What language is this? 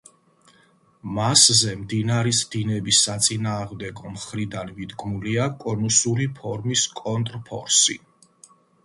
Georgian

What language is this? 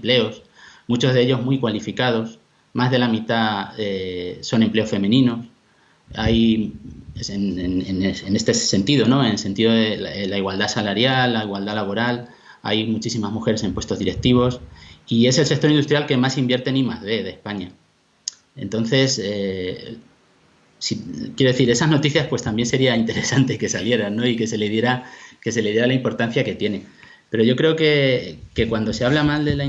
Spanish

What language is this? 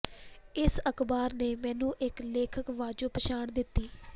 Punjabi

